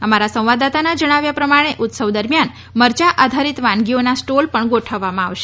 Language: Gujarati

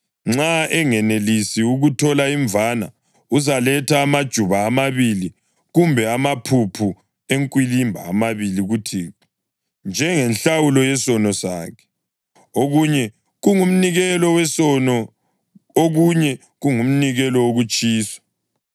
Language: North Ndebele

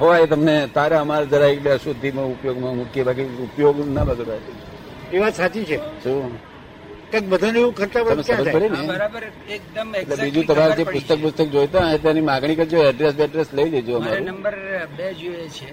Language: Gujarati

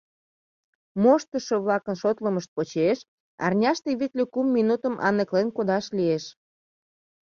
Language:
Mari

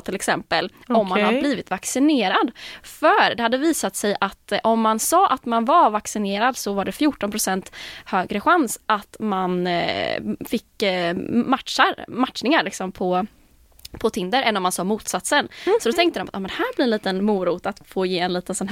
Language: Swedish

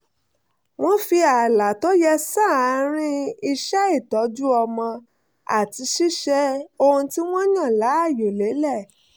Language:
Yoruba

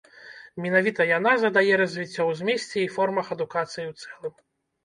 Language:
Belarusian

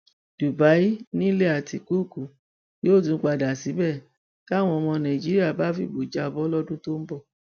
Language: Yoruba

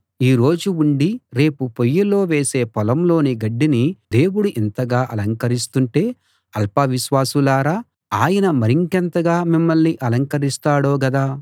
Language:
Telugu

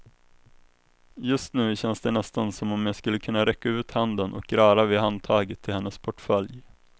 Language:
Swedish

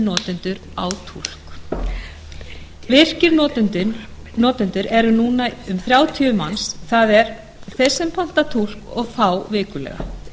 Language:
Icelandic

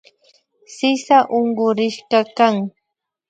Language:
Imbabura Highland Quichua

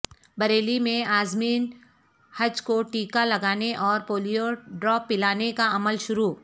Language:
Urdu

